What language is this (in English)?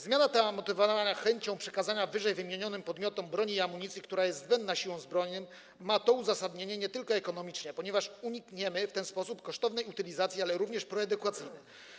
Polish